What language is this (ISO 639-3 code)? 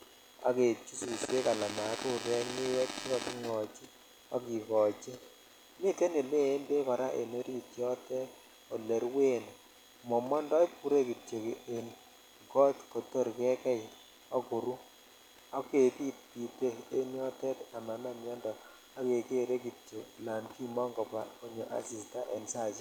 kln